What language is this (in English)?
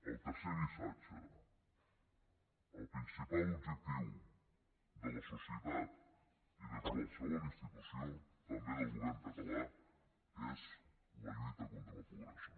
Catalan